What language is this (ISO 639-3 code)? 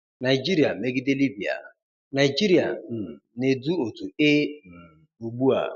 ibo